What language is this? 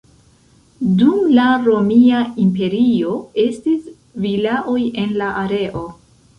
Esperanto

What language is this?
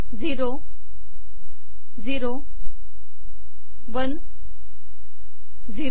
Marathi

